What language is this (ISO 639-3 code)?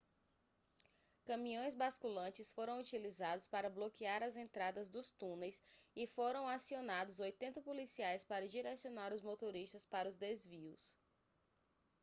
por